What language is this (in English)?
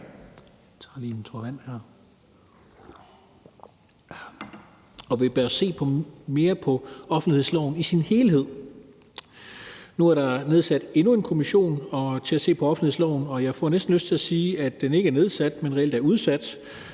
Danish